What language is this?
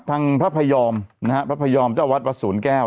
Thai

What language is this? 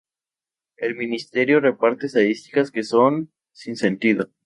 Spanish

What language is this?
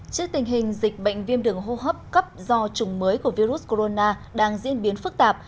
Vietnamese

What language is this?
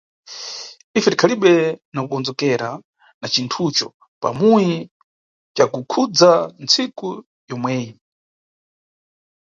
Nyungwe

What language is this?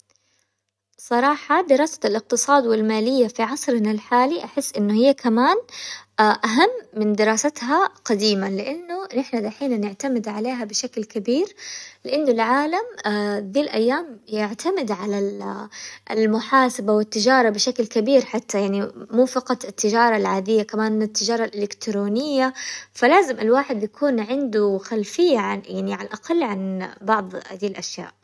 Hijazi Arabic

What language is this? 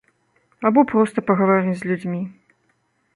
Belarusian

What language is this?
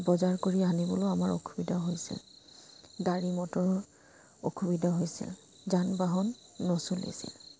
Assamese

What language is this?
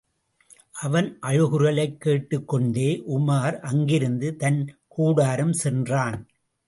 Tamil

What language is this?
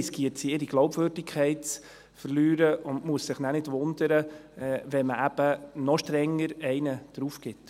Swiss German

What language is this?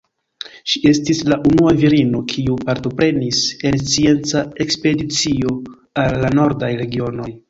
Esperanto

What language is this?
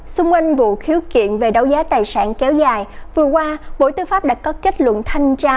Vietnamese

